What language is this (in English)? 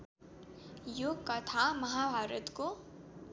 Nepali